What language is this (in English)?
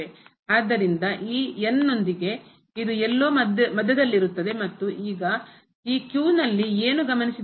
Kannada